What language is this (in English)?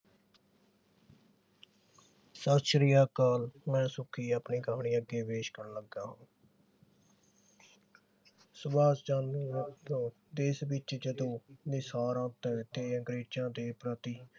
Punjabi